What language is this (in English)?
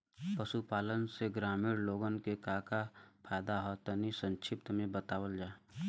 Bhojpuri